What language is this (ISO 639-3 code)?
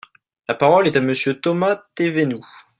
fra